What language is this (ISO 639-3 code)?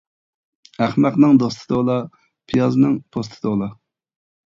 uig